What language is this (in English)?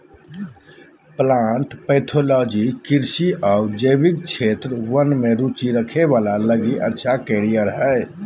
Magahi